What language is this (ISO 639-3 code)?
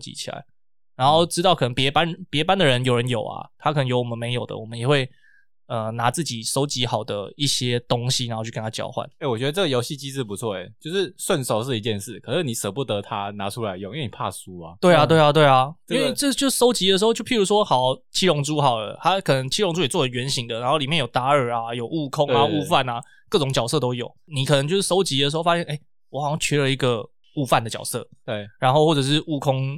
zho